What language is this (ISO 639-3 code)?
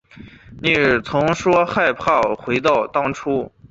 zho